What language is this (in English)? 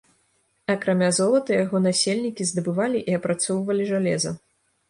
Belarusian